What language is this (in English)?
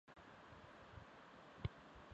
Chinese